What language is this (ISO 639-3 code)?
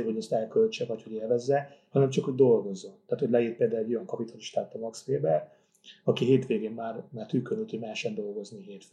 hun